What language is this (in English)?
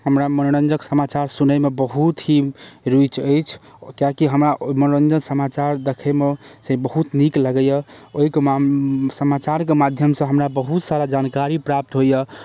Maithili